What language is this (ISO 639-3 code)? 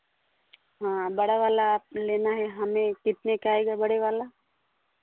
hin